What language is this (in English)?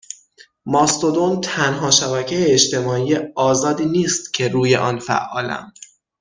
Persian